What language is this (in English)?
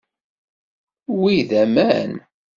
Kabyle